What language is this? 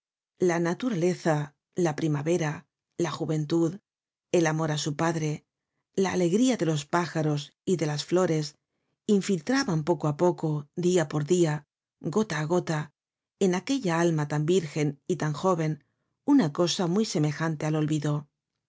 Spanish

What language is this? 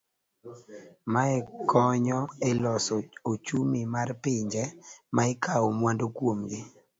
Luo (Kenya and Tanzania)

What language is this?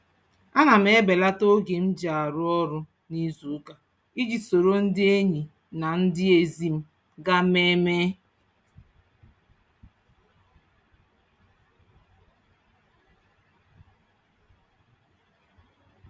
Igbo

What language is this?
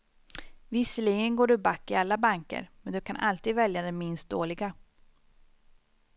Swedish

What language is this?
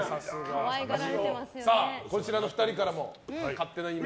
Japanese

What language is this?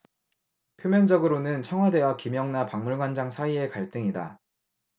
Korean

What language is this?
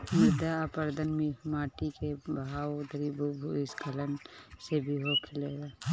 Bhojpuri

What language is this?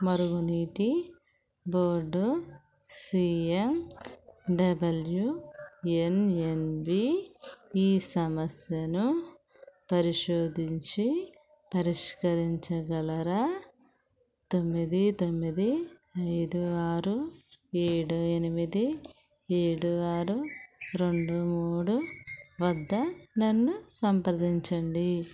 Telugu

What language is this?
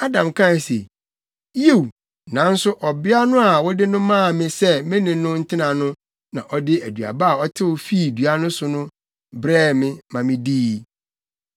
Akan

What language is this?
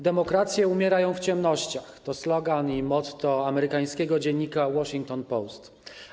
Polish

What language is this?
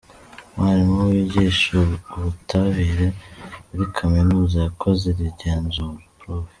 Kinyarwanda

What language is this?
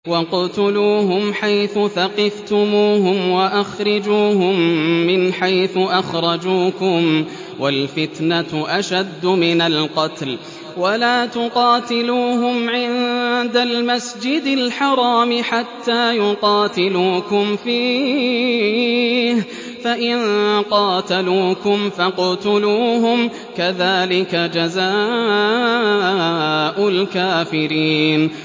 Arabic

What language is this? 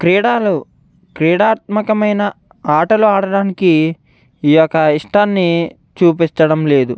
Telugu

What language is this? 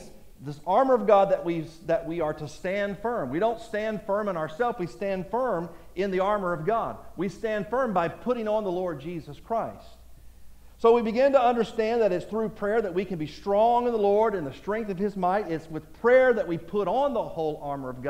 English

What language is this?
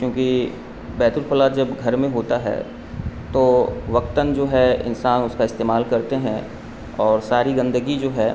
Urdu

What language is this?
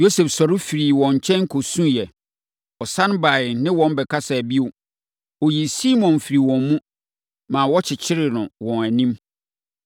Akan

